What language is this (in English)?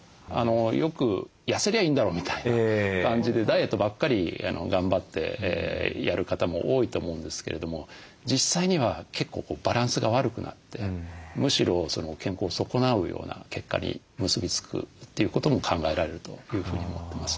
Japanese